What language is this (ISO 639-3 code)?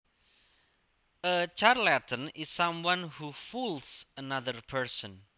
jav